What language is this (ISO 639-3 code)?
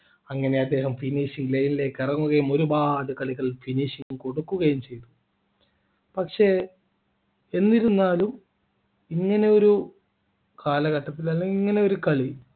mal